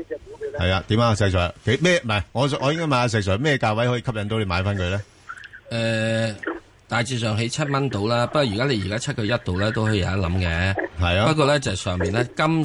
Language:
Chinese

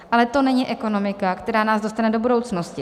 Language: Czech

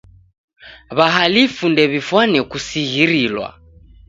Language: Taita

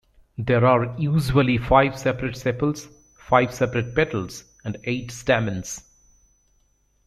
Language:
English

